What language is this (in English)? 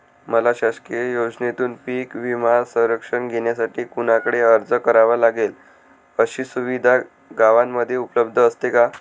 Marathi